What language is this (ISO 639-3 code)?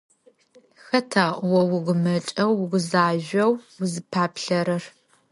ady